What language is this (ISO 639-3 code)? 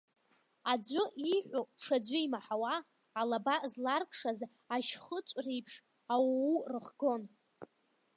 abk